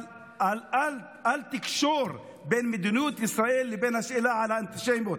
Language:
Hebrew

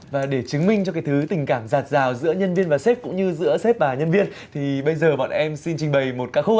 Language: Vietnamese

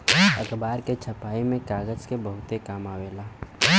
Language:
Bhojpuri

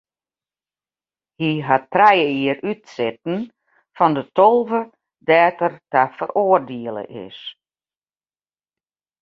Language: Western Frisian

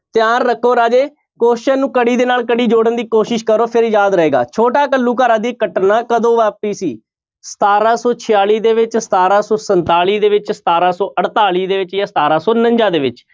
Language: Punjabi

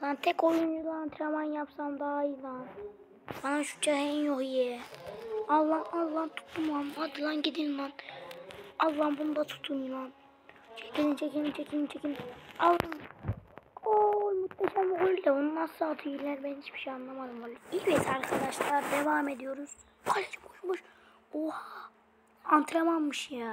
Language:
Turkish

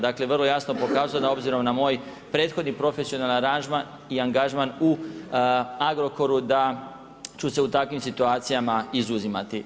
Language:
Croatian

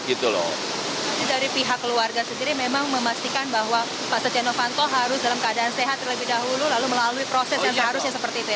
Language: Indonesian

